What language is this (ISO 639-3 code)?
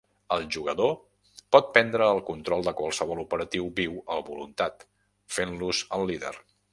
cat